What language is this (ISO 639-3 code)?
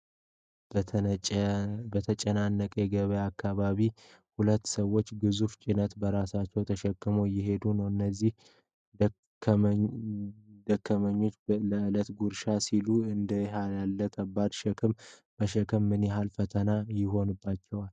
amh